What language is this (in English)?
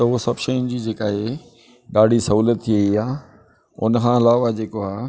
Sindhi